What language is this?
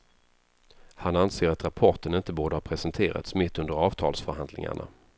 Swedish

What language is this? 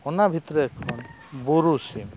Santali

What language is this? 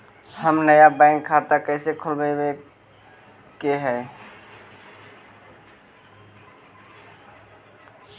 Magahi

